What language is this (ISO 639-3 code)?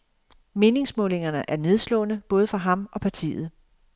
dan